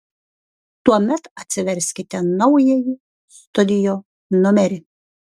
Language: Lithuanian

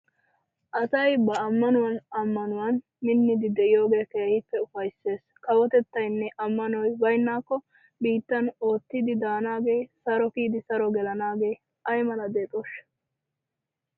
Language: Wolaytta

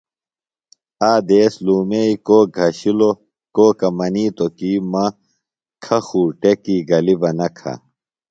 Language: Phalura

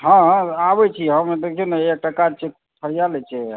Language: Maithili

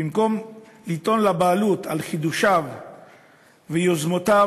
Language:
Hebrew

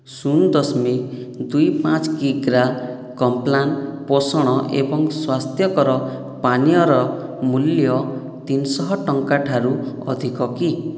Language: Odia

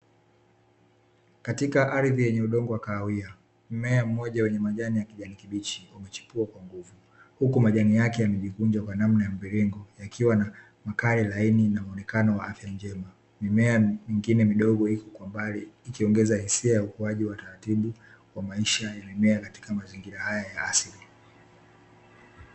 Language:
Swahili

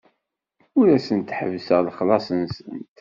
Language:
Kabyle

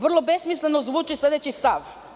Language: Serbian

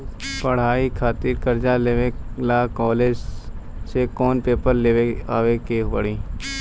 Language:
Bhojpuri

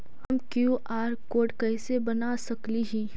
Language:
Magahi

